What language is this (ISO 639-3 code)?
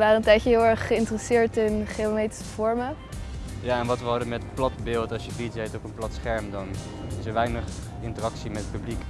nld